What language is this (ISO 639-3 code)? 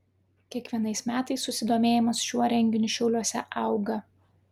lit